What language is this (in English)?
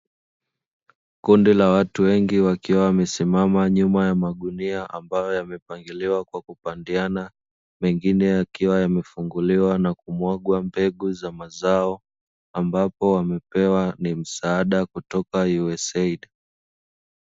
Swahili